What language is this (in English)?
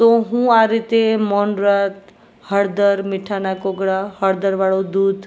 Gujarati